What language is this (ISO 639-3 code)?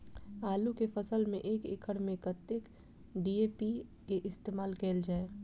mai